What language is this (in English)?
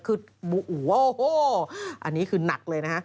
Thai